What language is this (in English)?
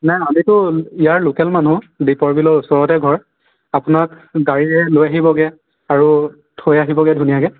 Assamese